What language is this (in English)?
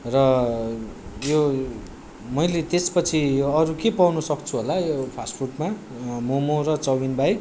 Nepali